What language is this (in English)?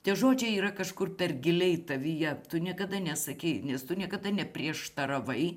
Lithuanian